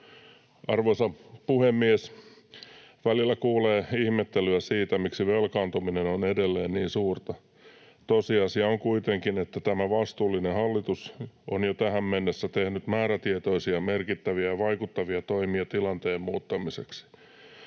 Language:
Finnish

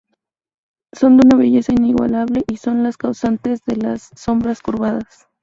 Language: Spanish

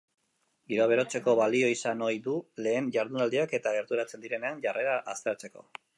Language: Basque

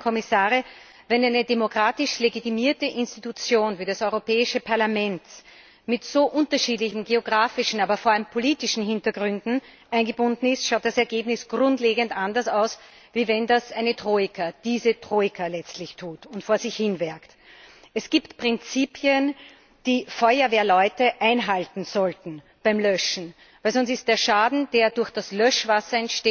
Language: German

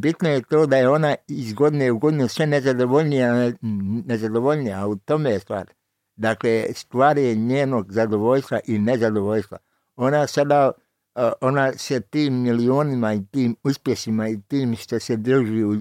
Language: Croatian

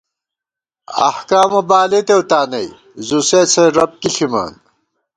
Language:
Gawar-Bati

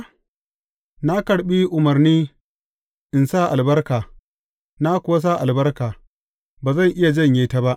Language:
Hausa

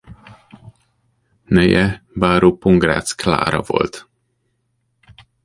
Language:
Hungarian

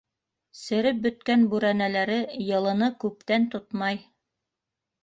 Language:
Bashkir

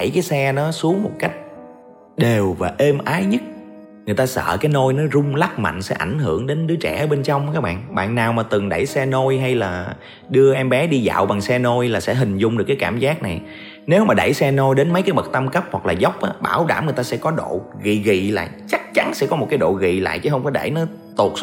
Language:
Vietnamese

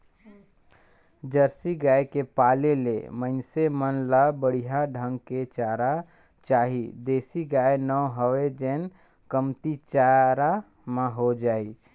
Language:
Chhattisgarhi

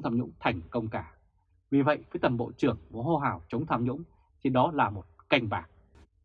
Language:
Vietnamese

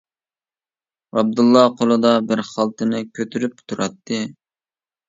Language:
Uyghur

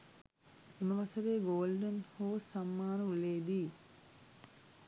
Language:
Sinhala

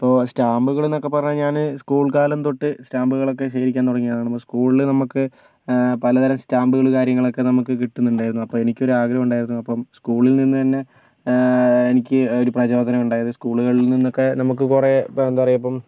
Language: Malayalam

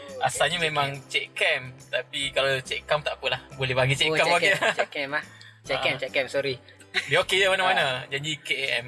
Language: Malay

